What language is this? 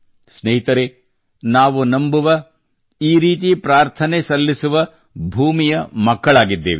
Kannada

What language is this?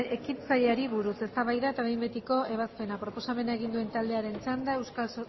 Basque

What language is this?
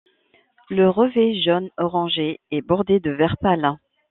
French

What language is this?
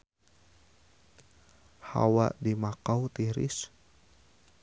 Sundanese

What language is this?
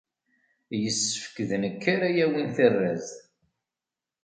Kabyle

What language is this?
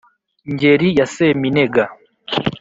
Kinyarwanda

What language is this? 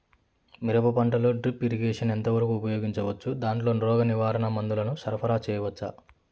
Telugu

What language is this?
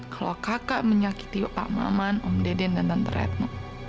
Indonesian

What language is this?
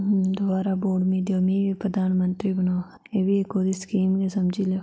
Dogri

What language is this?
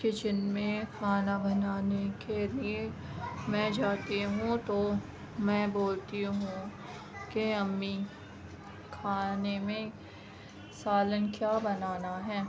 Urdu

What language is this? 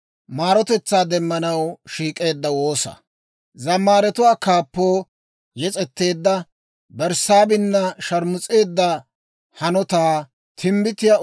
Dawro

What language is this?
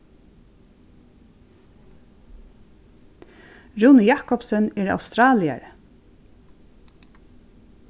Faroese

